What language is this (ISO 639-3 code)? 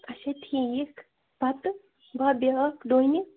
kas